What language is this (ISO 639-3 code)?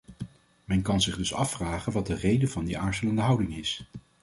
nld